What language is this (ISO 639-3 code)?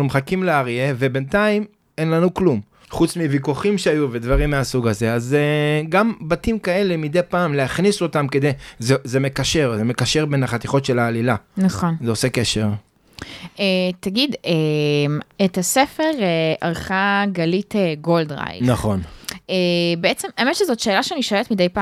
heb